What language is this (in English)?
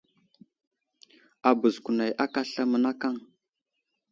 Wuzlam